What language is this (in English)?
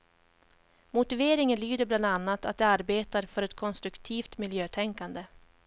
Swedish